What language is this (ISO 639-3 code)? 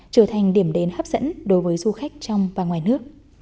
vie